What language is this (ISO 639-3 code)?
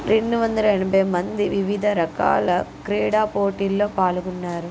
tel